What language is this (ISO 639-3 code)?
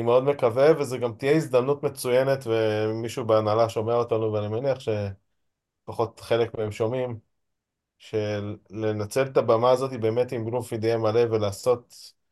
heb